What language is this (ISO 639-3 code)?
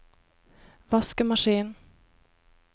nor